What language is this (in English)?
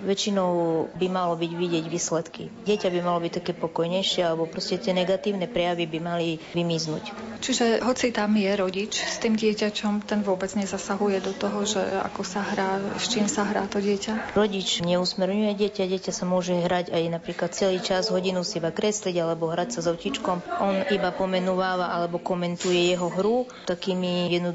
Slovak